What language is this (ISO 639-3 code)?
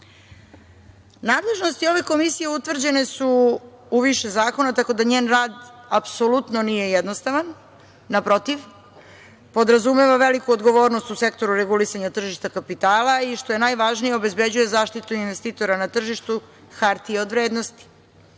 srp